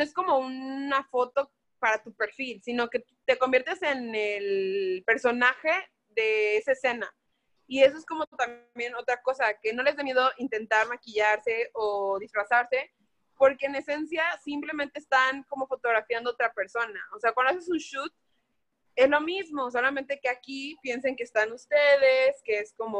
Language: Spanish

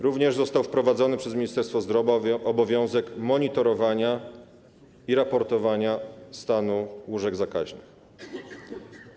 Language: Polish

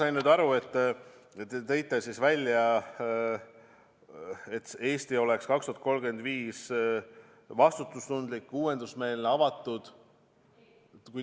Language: Estonian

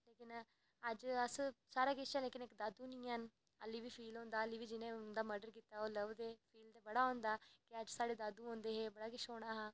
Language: Dogri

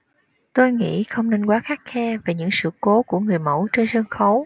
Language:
Vietnamese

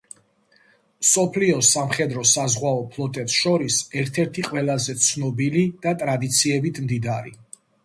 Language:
Georgian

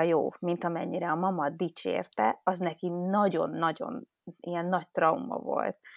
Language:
Hungarian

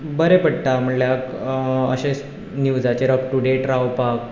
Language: Konkani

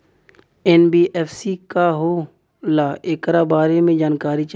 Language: Bhojpuri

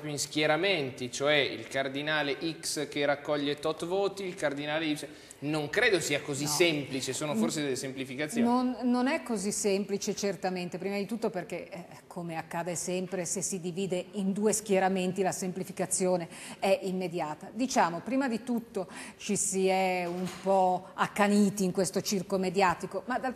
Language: Italian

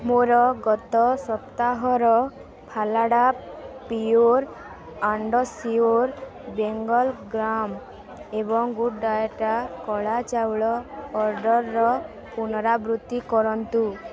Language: Odia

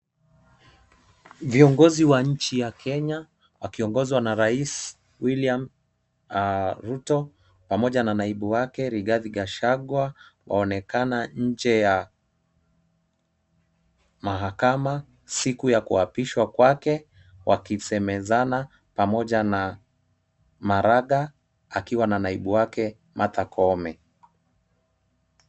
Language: Swahili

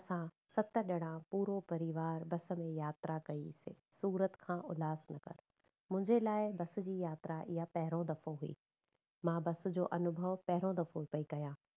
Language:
Sindhi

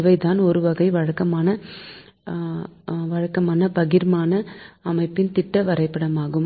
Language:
Tamil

